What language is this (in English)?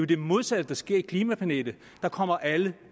Danish